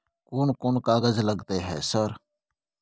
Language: Maithili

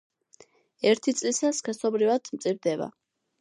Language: Georgian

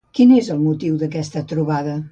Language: Catalan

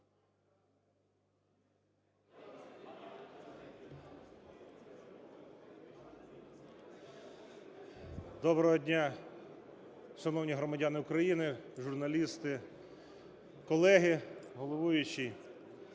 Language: Ukrainian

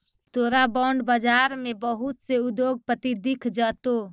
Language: Magahi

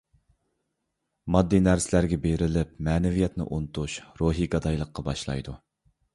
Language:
Uyghur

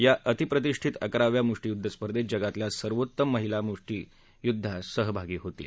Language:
Marathi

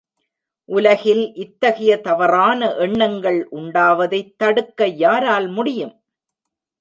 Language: Tamil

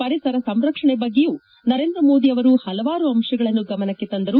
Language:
Kannada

